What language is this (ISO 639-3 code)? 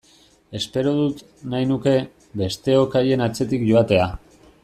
eus